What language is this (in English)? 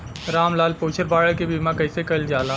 Bhojpuri